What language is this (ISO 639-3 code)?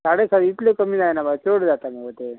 kok